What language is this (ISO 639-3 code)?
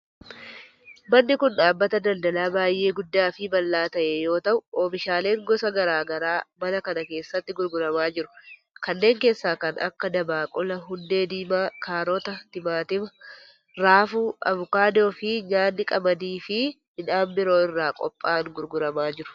orm